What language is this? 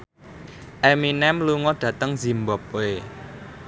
Javanese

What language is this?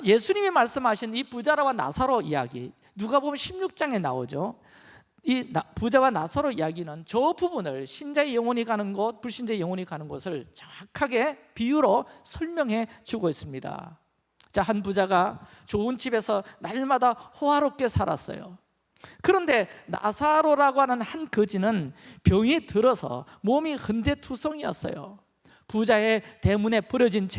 Korean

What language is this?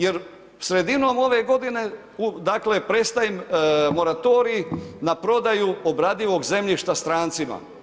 Croatian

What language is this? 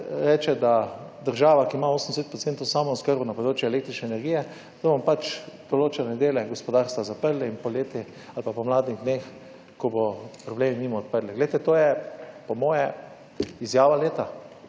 Slovenian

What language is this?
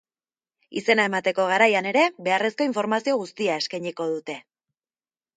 Basque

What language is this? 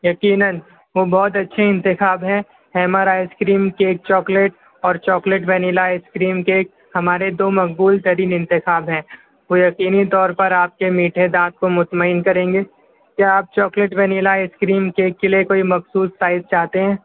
Urdu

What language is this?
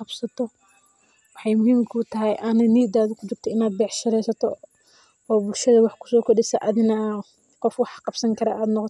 Somali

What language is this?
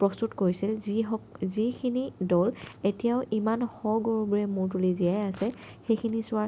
Assamese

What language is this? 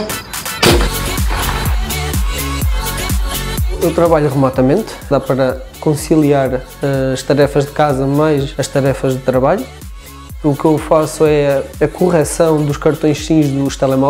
Portuguese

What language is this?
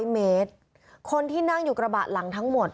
Thai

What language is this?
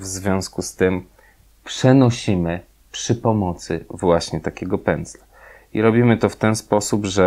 Polish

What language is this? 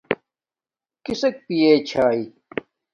Domaaki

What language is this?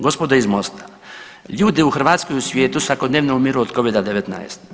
Croatian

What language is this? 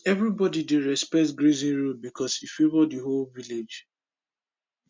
Nigerian Pidgin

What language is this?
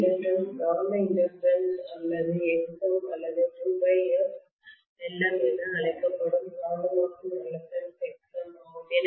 Tamil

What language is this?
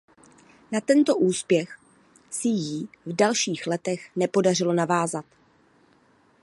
Czech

